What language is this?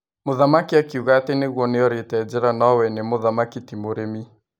Kikuyu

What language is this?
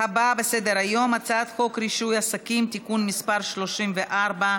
Hebrew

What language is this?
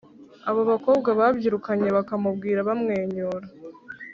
Kinyarwanda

